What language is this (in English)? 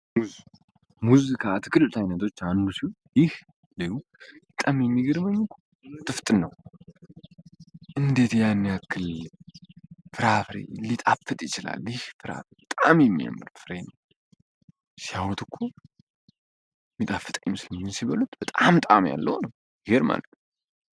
Amharic